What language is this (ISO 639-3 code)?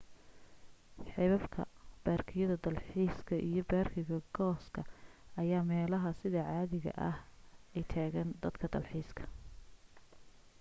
som